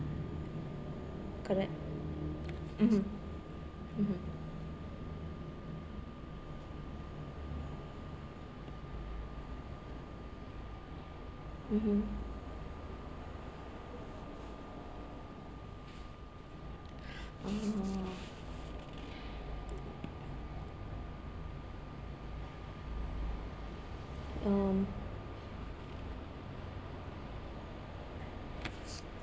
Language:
English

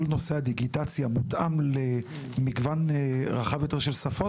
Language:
Hebrew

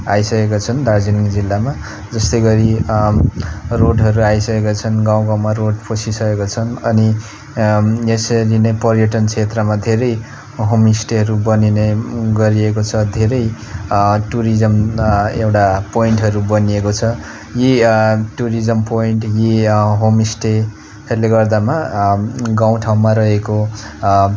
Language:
Nepali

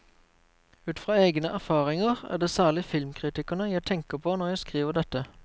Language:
Norwegian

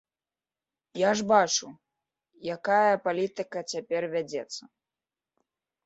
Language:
Belarusian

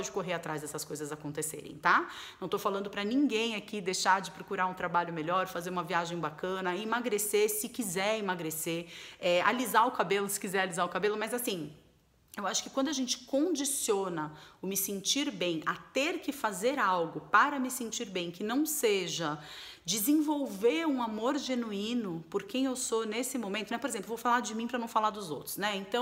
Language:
Portuguese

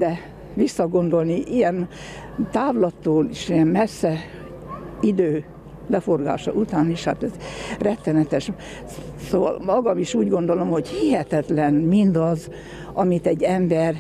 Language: Hungarian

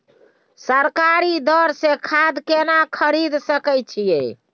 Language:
Maithili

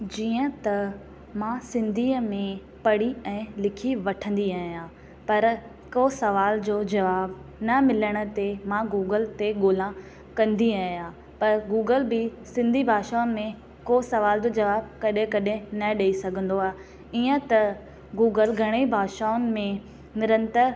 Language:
Sindhi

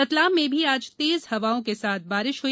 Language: Hindi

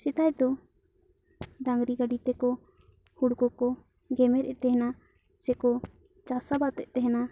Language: Santali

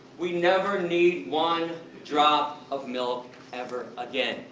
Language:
English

